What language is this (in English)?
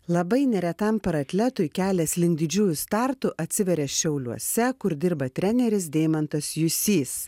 Lithuanian